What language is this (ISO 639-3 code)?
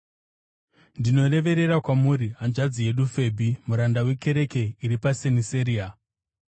sna